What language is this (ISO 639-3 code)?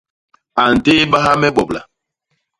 bas